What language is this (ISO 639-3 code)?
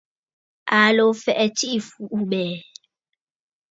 bfd